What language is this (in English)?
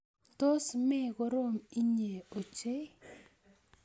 Kalenjin